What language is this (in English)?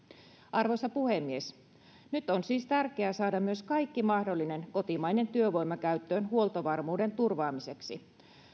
Finnish